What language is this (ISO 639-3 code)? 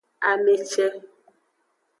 ajg